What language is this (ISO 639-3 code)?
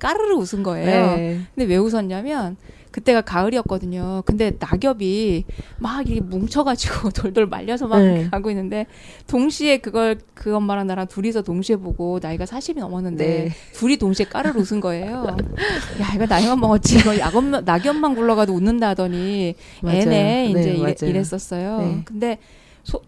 kor